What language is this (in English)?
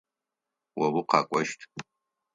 Adyghe